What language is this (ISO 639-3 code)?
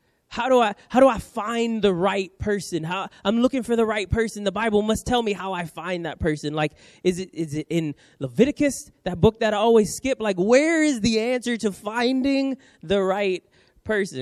eng